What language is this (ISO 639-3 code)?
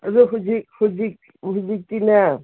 mni